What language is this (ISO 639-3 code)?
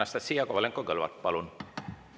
est